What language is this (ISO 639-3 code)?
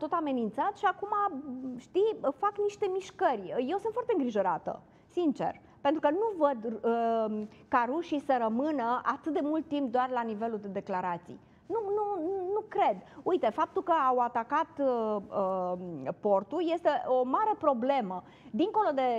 ron